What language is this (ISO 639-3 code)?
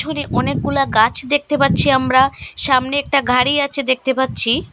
ben